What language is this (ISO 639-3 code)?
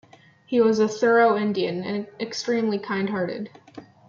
eng